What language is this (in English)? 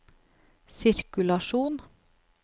Norwegian